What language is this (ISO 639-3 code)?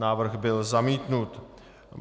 ces